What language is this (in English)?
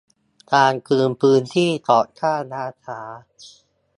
Thai